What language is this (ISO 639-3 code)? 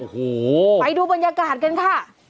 tha